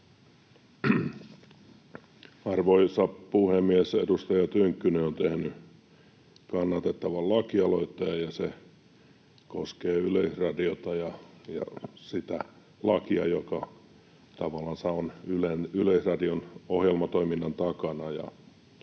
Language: Finnish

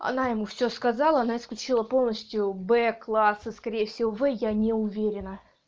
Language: Russian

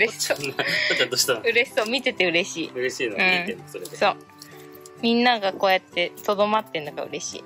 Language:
Japanese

